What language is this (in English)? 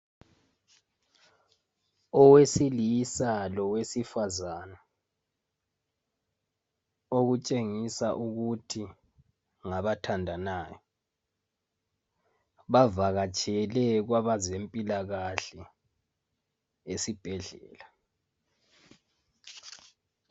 North Ndebele